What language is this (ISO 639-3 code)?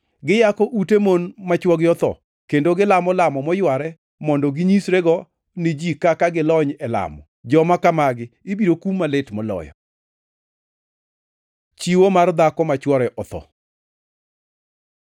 luo